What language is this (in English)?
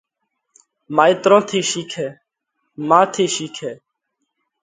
Parkari Koli